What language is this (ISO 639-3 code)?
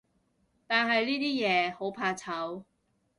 yue